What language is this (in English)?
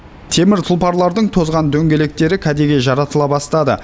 Kazakh